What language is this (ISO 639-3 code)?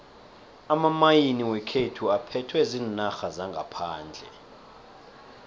nbl